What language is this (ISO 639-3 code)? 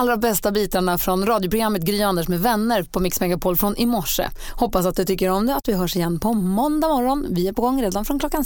swe